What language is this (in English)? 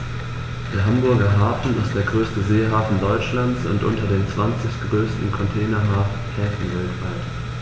German